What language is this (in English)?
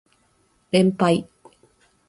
Japanese